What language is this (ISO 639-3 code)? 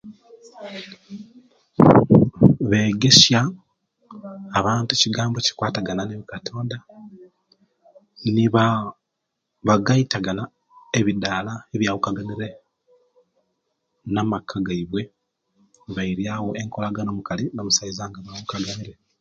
lke